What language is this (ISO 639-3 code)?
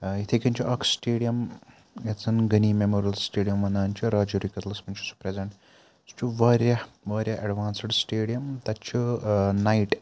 kas